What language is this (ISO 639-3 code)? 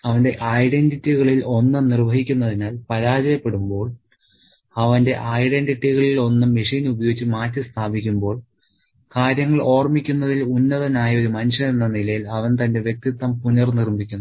mal